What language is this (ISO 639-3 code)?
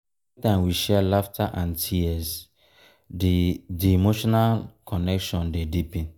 pcm